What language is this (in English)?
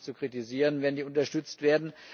German